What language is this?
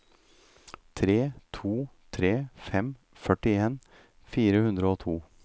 Norwegian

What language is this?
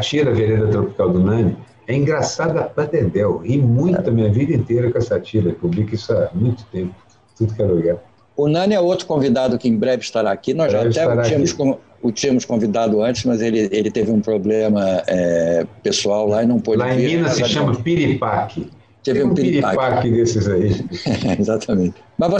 Portuguese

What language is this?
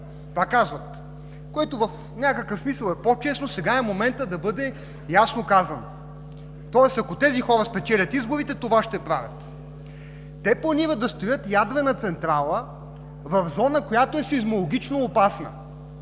Bulgarian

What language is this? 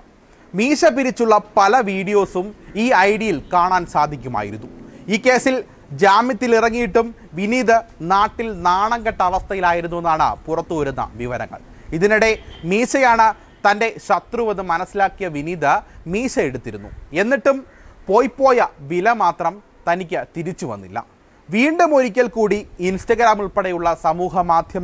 Arabic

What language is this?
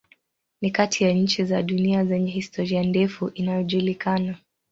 Swahili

